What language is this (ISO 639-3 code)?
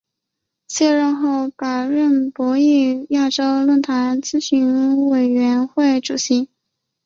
zho